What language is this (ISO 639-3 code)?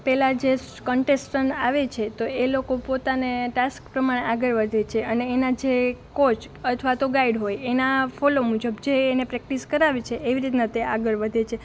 guj